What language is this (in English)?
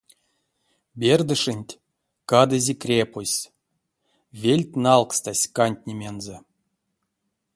Erzya